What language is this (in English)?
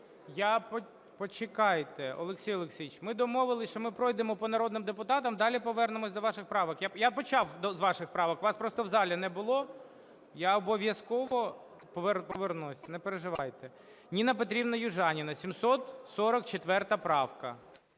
Ukrainian